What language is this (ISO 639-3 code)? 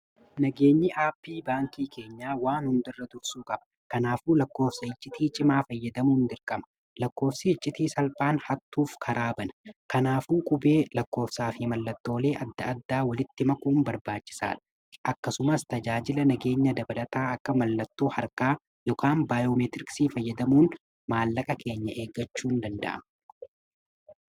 orm